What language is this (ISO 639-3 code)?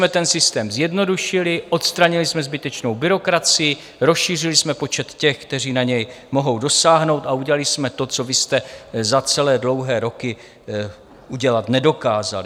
ces